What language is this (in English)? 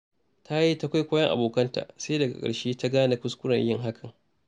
Hausa